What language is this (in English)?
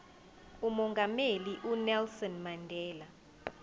Zulu